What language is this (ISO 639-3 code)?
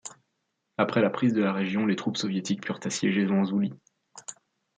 fra